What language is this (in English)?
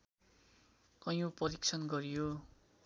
Nepali